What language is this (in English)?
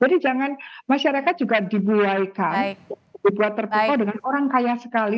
Indonesian